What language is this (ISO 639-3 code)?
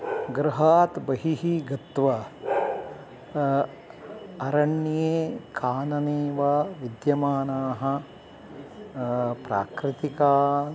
san